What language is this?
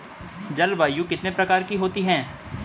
Hindi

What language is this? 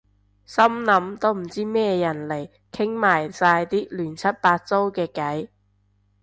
Cantonese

